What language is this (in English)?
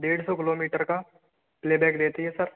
Hindi